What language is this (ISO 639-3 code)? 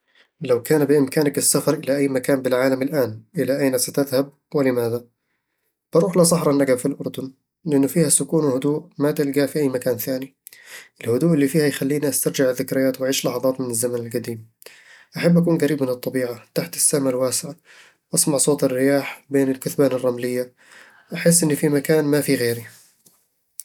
avl